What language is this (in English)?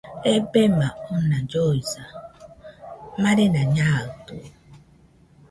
Nüpode Huitoto